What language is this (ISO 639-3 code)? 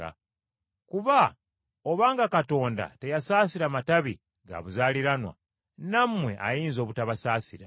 lug